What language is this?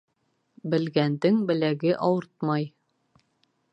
Bashkir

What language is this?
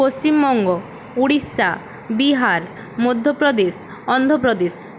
Bangla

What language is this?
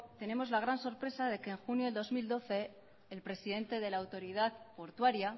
Spanish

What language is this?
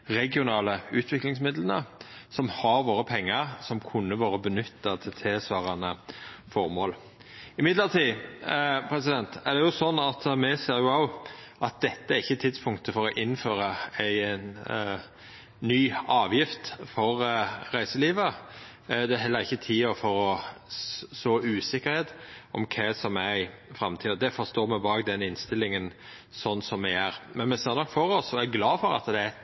Norwegian Nynorsk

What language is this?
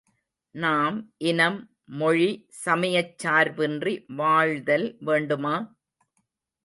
Tamil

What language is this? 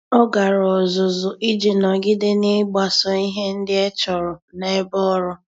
Igbo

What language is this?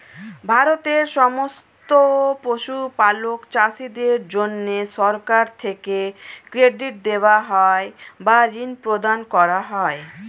Bangla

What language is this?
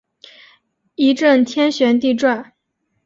Chinese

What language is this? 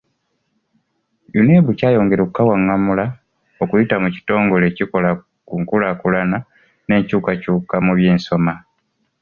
Ganda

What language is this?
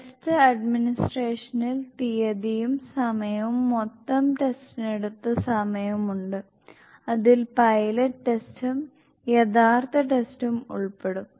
Malayalam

